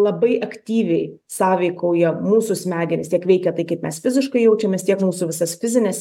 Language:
Lithuanian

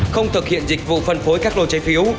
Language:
Vietnamese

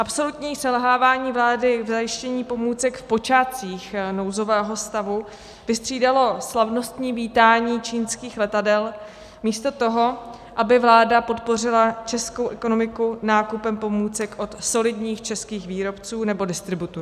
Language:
Czech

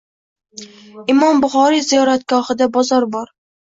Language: Uzbek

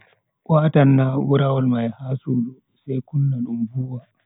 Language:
Bagirmi Fulfulde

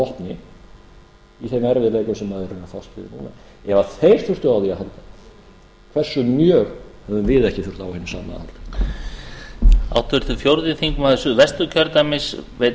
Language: Icelandic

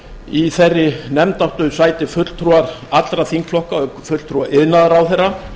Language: Icelandic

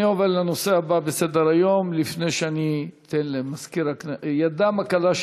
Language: Hebrew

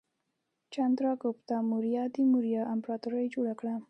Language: Pashto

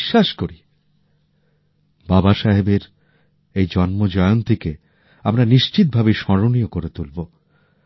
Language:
Bangla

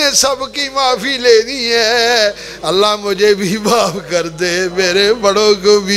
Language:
Arabic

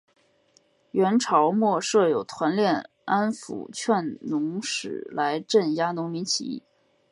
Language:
Chinese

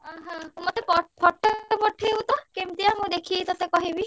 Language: Odia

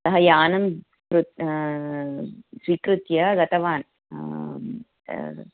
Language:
Sanskrit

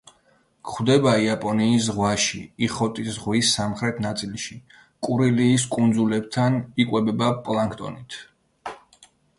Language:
Georgian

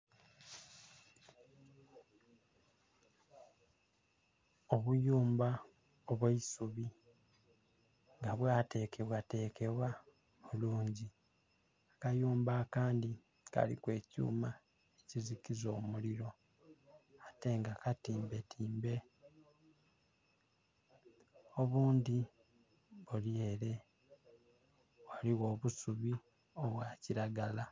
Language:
Soga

